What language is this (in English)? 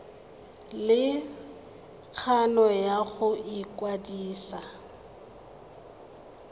Tswana